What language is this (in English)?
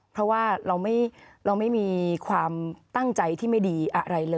Thai